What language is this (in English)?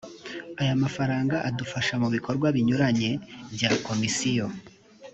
Kinyarwanda